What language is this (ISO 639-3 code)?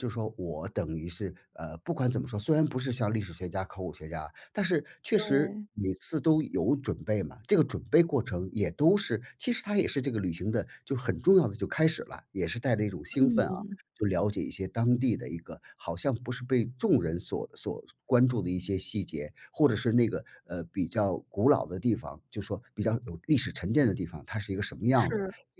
zho